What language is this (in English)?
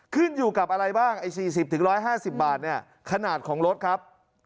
Thai